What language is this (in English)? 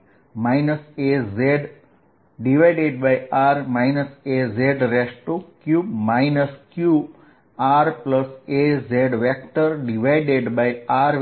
Gujarati